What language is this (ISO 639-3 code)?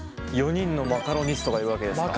jpn